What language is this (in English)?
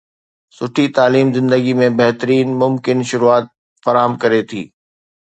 Sindhi